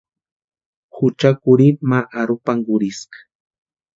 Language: Western Highland Purepecha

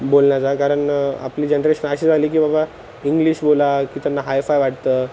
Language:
Marathi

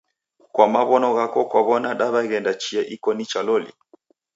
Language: Taita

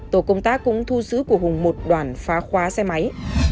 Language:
Vietnamese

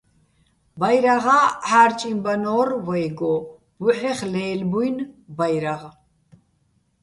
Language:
Bats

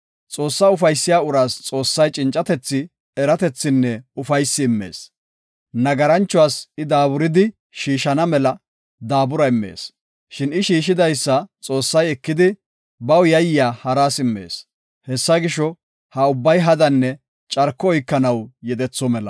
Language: Gofa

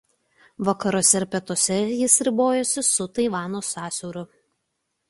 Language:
Lithuanian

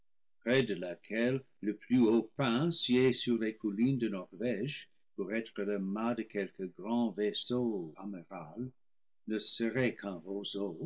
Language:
French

